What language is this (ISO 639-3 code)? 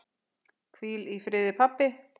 isl